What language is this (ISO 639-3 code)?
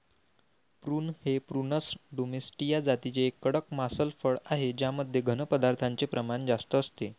mar